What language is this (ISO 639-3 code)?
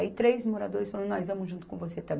por